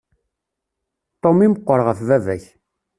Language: Kabyle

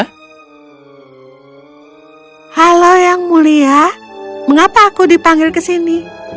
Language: Indonesian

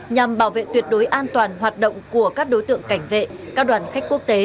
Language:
Vietnamese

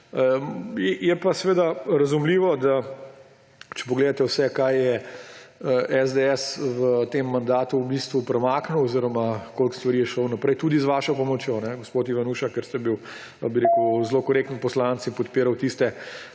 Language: Slovenian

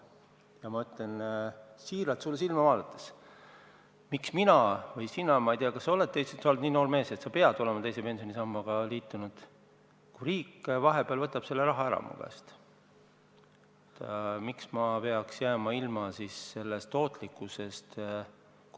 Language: Estonian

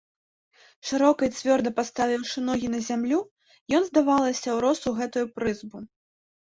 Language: Belarusian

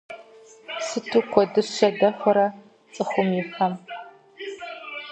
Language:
Kabardian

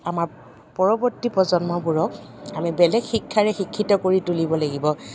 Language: Assamese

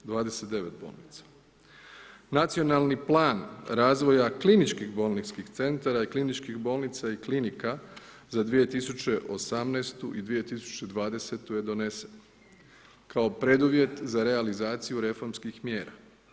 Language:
Croatian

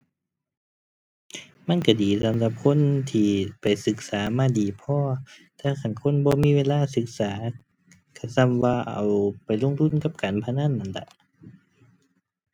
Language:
Thai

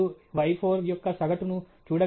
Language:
Telugu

